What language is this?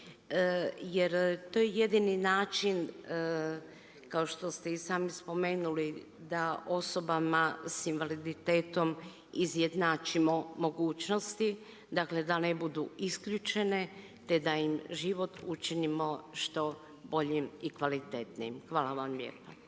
Croatian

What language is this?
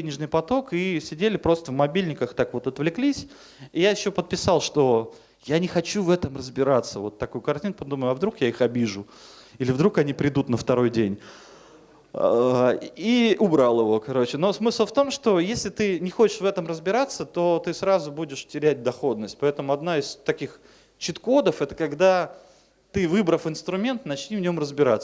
Russian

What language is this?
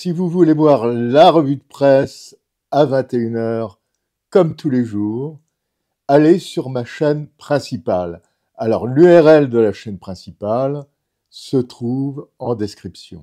French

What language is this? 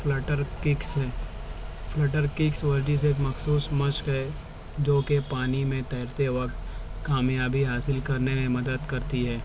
Urdu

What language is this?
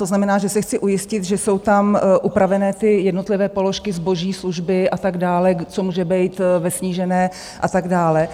Czech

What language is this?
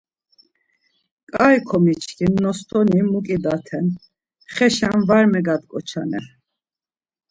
Laz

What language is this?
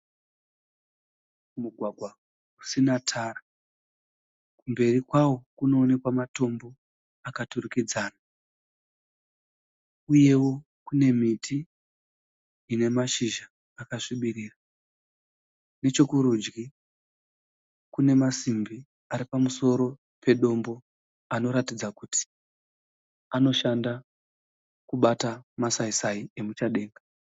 Shona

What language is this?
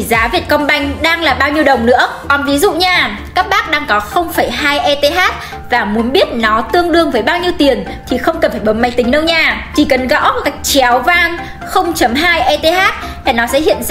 Vietnamese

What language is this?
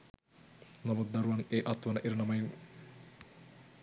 Sinhala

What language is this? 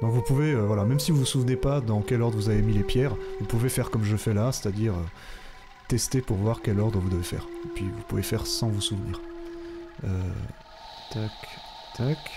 French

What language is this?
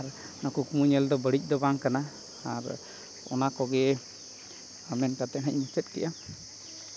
Santali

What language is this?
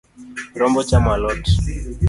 Luo (Kenya and Tanzania)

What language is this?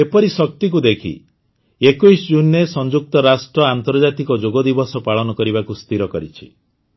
Odia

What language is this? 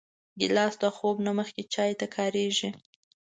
Pashto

